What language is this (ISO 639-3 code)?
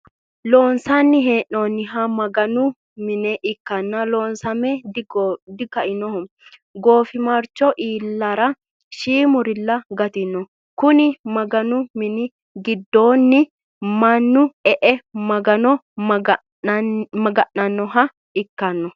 sid